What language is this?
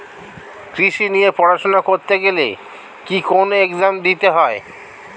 Bangla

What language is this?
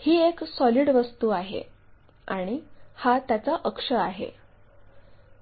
Marathi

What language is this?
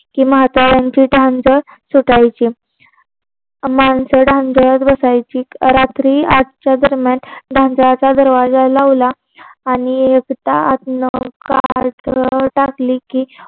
Marathi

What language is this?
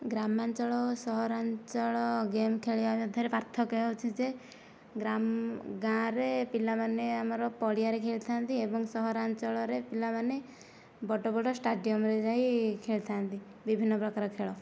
Odia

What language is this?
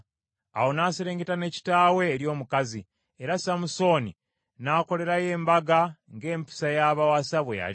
Ganda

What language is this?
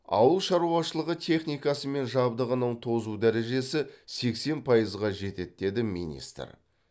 Kazakh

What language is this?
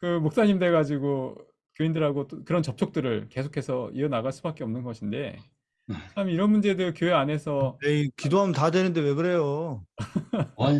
Korean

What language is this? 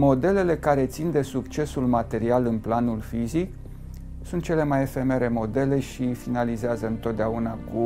Romanian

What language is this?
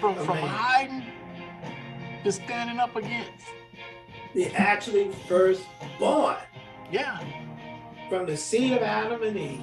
English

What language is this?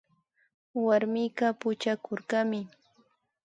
Imbabura Highland Quichua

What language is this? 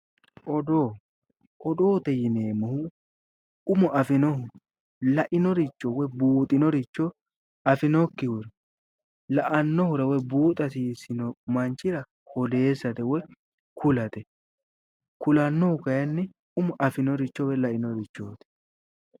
Sidamo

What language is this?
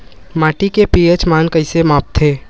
Chhattisgarhi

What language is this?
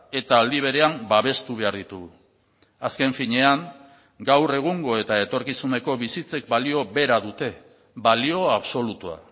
Basque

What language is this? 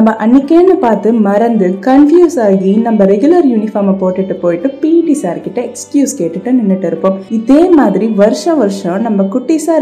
Tamil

